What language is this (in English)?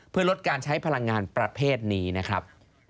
Thai